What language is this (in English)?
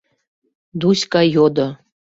Mari